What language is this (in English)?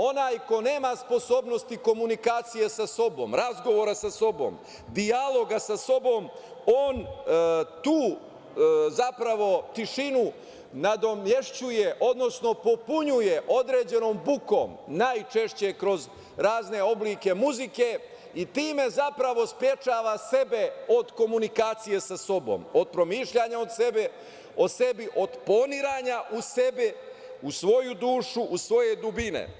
Serbian